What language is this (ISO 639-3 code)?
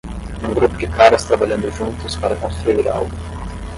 por